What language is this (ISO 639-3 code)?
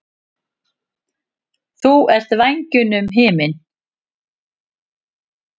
isl